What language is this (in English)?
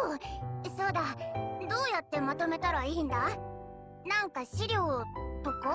Japanese